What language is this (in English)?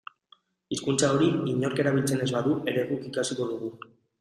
Basque